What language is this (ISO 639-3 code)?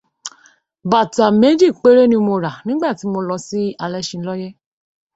yor